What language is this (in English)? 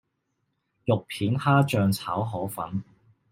Cantonese